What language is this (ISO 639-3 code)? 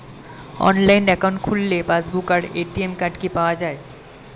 ben